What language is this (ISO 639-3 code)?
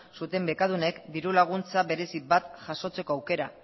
eus